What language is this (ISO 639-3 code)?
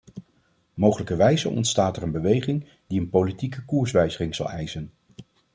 nld